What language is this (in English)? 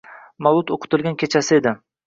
Uzbek